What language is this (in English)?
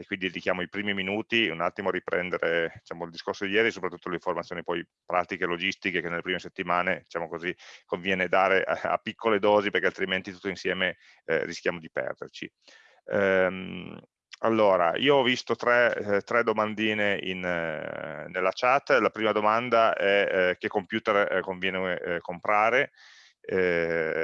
Italian